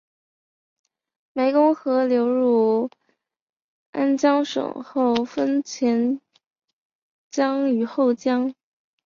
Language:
Chinese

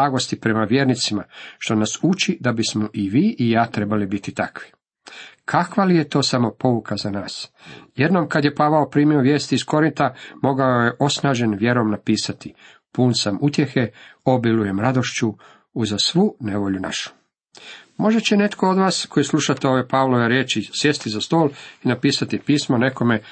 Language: Croatian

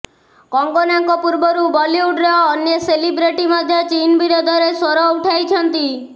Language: Odia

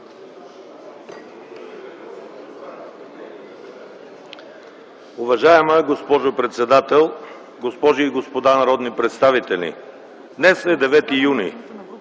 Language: Bulgarian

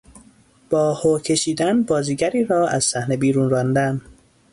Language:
Persian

